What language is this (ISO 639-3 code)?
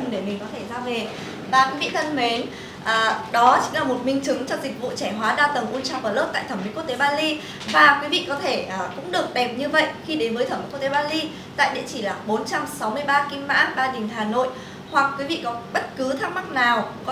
vie